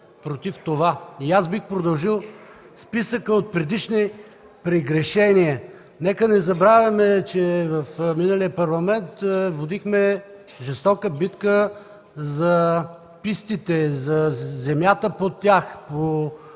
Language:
Bulgarian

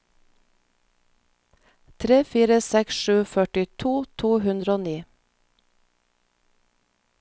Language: Norwegian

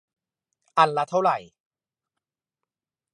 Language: Thai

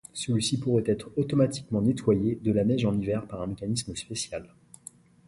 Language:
French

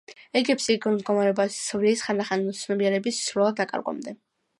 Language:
Georgian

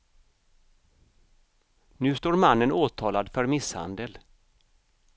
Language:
Swedish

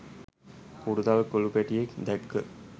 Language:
Sinhala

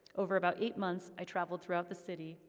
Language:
English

